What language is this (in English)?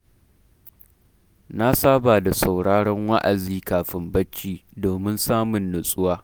Hausa